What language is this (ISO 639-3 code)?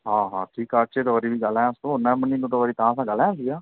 snd